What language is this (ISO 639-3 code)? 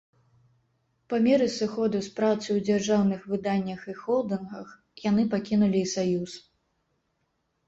bel